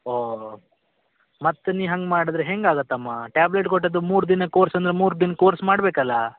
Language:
Kannada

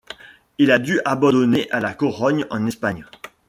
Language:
French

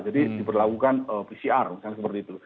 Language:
Indonesian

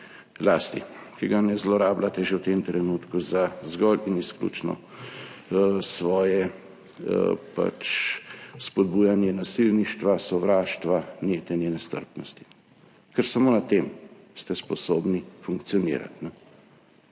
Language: Slovenian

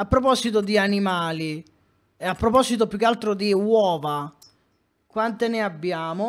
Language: Italian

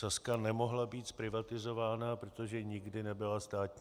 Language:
Czech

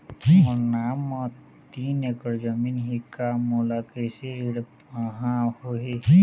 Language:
Chhattisgarhi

